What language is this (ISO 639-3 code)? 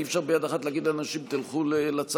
heb